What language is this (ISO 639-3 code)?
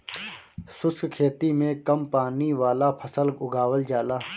bho